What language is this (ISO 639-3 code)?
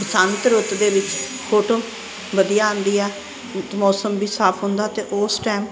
pan